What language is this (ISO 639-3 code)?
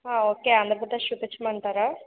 tel